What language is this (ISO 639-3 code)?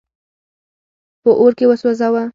pus